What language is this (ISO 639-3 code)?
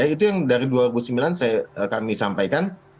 ind